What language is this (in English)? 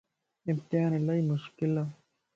Lasi